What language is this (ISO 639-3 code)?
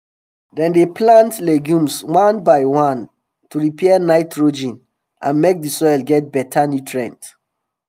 pcm